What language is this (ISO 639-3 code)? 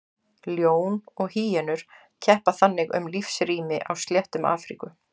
isl